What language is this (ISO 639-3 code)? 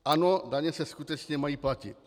ces